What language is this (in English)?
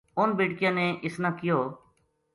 Gujari